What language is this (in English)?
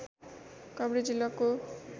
Nepali